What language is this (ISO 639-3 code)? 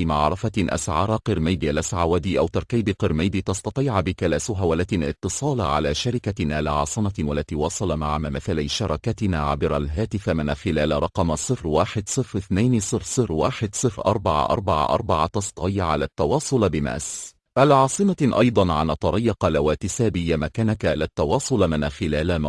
ara